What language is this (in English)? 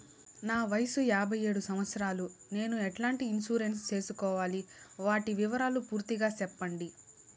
Telugu